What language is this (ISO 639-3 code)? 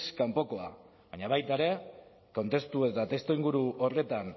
eus